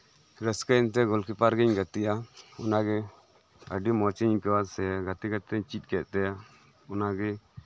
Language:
Santali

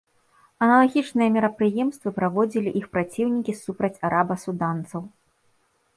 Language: Belarusian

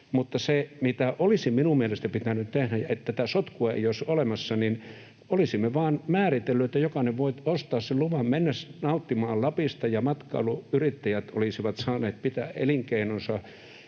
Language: Finnish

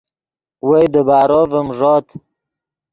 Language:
Yidgha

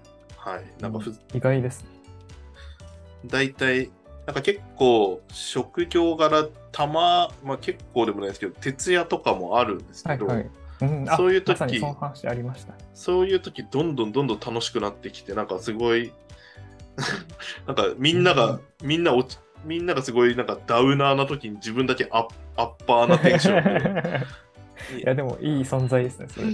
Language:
Japanese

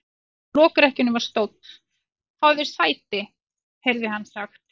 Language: Icelandic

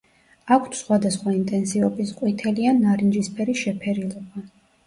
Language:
Georgian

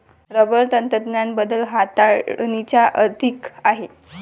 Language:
Marathi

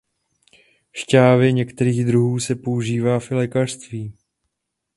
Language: Czech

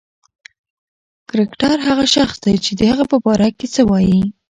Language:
Pashto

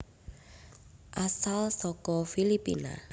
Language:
Javanese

